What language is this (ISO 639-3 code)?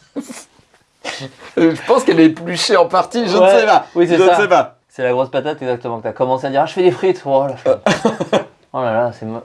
fra